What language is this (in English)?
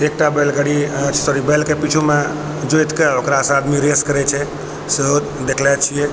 Maithili